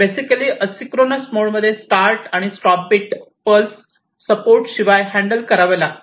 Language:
Marathi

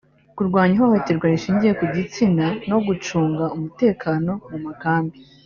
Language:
Kinyarwanda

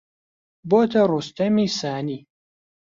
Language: Central Kurdish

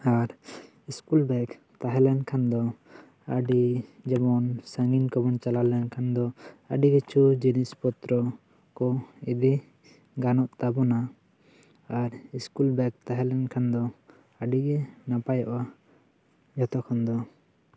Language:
Santali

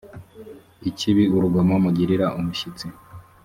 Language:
Kinyarwanda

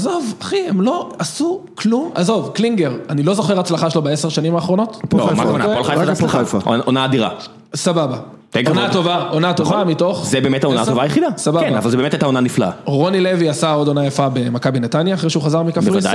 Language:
Hebrew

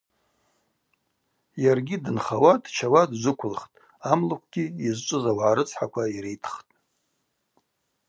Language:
Abaza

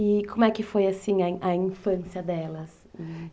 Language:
Portuguese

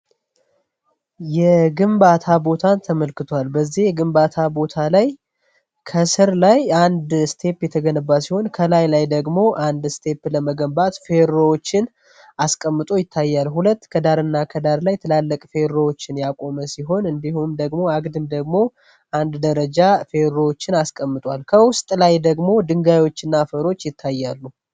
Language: Amharic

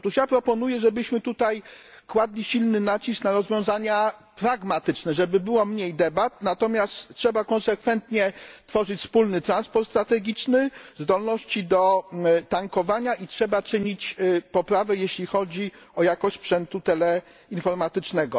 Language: Polish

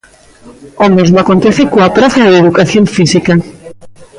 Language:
Galician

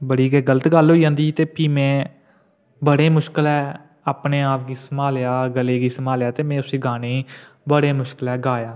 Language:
Dogri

